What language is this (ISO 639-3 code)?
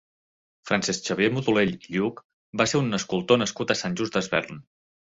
cat